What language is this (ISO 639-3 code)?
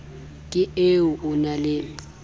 sot